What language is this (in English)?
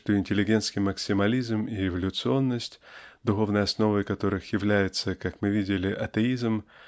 Russian